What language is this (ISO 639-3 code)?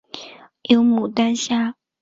zho